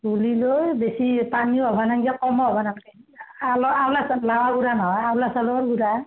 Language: Assamese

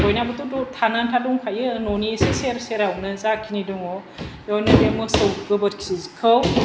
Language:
Bodo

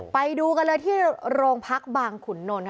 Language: Thai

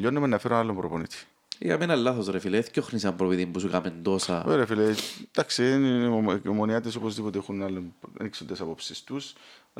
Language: Greek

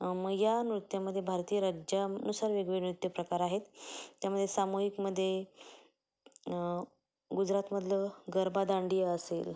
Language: Marathi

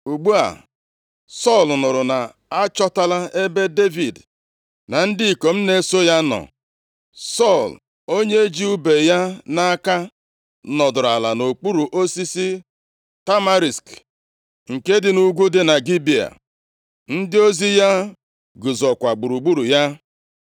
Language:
Igbo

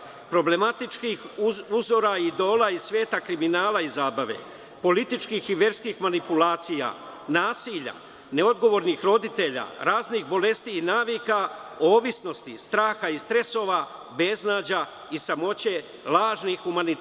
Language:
Serbian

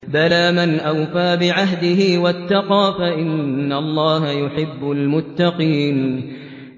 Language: Arabic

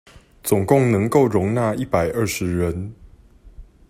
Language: Chinese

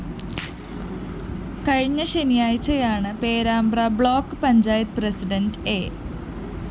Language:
Malayalam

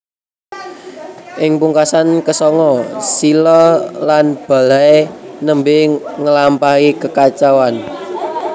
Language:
Javanese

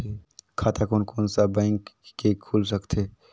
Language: Chhattisgarhi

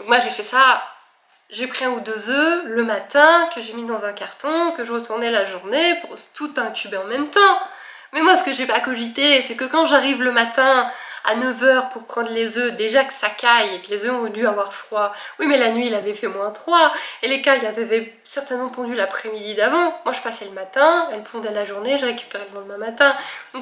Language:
French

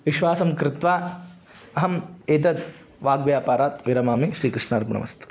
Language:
Sanskrit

